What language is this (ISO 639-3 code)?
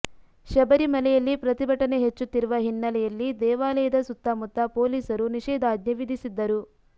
kan